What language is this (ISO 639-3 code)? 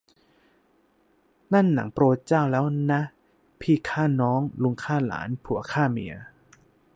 tha